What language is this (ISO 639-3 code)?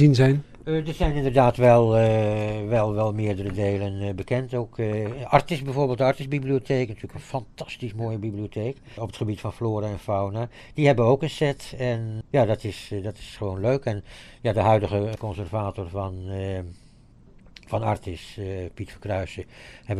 nld